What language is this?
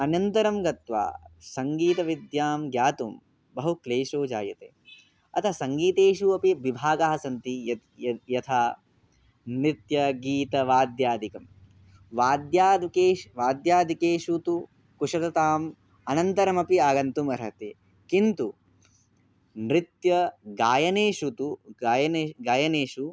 Sanskrit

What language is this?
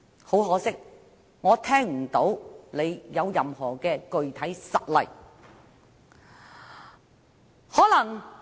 Cantonese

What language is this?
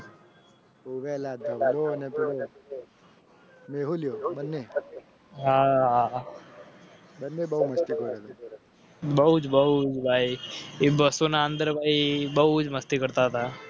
Gujarati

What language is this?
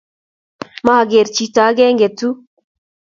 Kalenjin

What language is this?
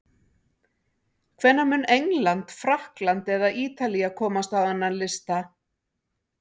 Icelandic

